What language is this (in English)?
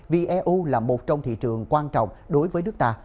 Vietnamese